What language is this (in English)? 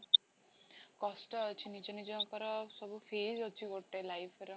Odia